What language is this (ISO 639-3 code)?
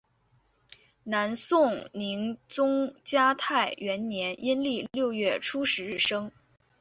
zho